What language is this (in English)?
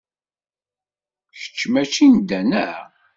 Kabyle